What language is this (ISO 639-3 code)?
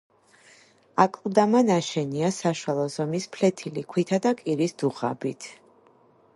kat